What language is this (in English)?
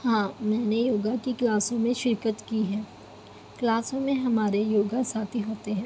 Urdu